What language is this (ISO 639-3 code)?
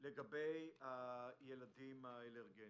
heb